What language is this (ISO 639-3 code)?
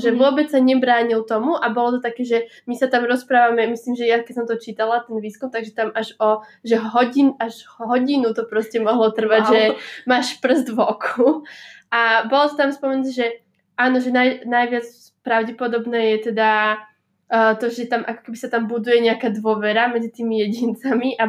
slk